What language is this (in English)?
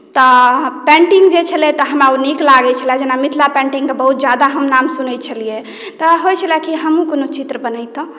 Maithili